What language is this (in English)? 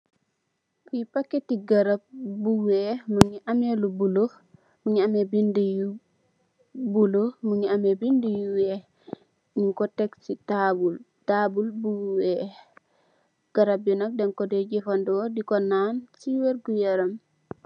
Wolof